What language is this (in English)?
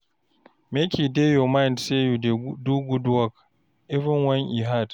Nigerian Pidgin